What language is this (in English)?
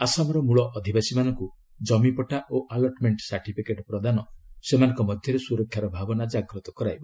Odia